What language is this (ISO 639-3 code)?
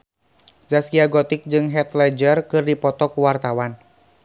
sun